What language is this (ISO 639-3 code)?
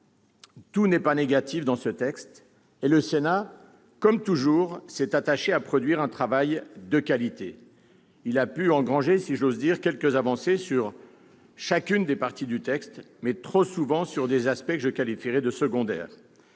fra